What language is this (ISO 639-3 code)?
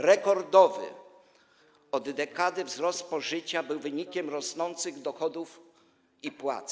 pol